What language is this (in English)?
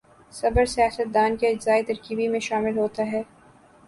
Urdu